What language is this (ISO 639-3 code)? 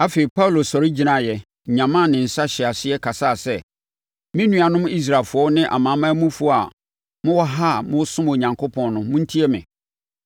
aka